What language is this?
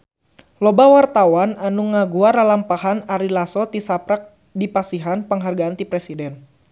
Sundanese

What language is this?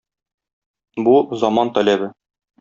Tatar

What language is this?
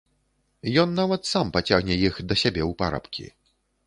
Belarusian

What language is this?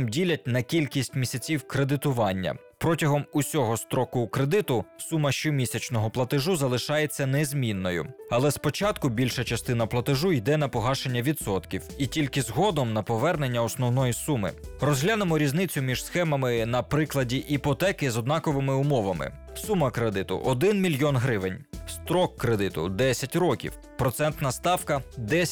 Ukrainian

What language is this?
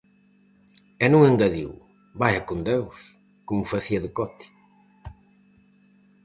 Galician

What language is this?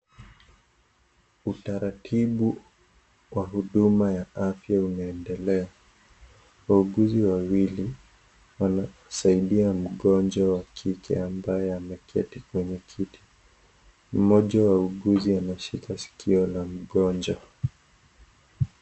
Swahili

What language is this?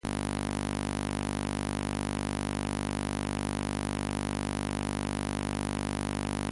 Spanish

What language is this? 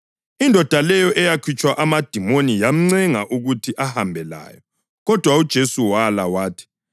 North Ndebele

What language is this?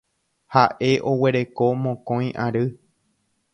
Guarani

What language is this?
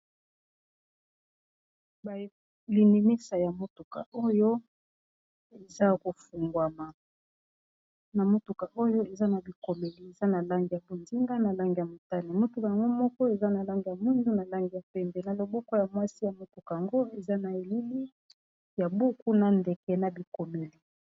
Lingala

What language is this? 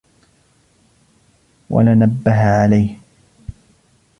Arabic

